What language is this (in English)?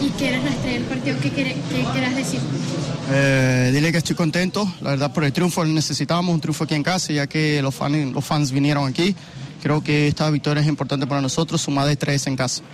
Turkish